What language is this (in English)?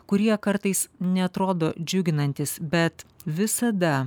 Lithuanian